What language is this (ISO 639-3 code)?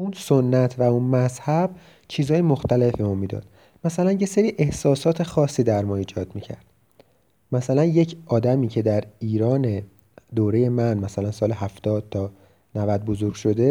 fas